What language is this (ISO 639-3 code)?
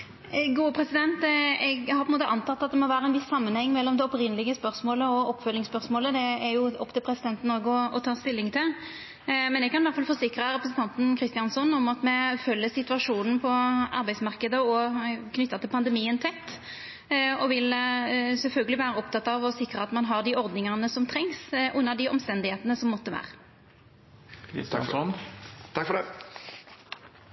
nno